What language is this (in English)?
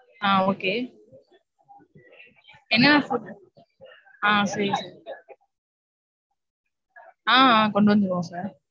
Tamil